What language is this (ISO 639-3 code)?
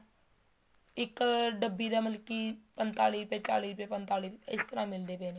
pan